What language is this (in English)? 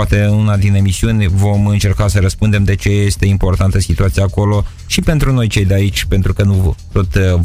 Romanian